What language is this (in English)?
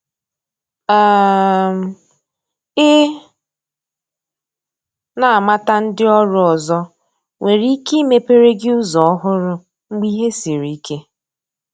Igbo